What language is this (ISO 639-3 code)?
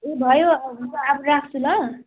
nep